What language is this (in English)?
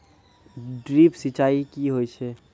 Maithili